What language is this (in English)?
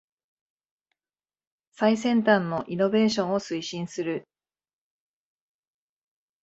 Japanese